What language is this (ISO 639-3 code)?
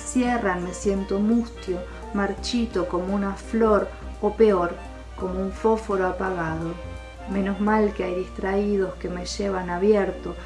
spa